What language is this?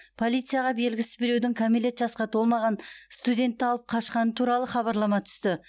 Kazakh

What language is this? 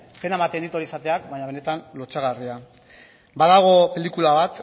Basque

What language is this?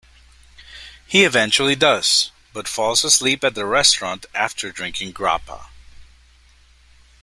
English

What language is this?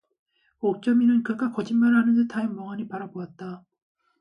Korean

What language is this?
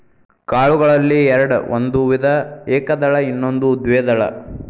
Kannada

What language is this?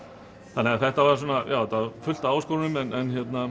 Icelandic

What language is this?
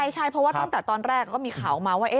Thai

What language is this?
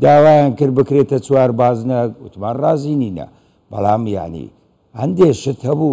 Arabic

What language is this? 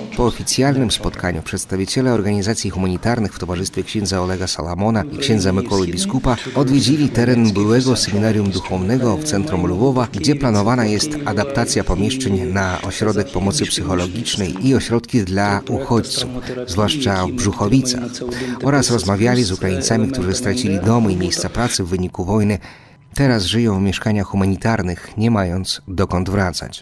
Polish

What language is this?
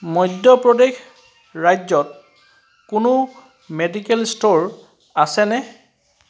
Assamese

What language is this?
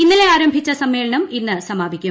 Malayalam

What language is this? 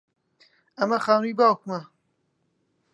Central Kurdish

